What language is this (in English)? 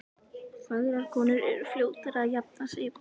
Icelandic